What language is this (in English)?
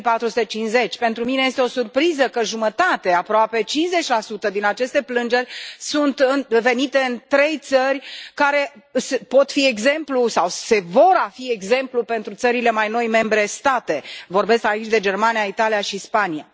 Romanian